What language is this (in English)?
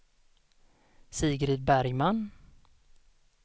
Swedish